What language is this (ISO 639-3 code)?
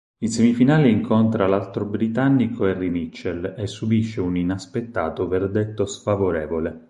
ita